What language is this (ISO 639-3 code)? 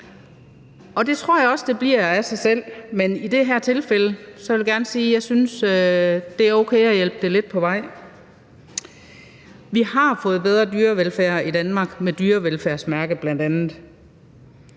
dan